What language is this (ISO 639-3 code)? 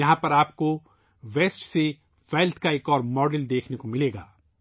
urd